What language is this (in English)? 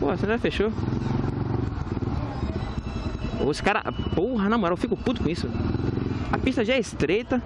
Portuguese